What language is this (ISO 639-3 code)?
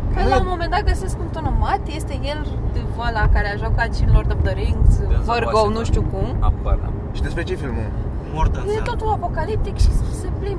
ron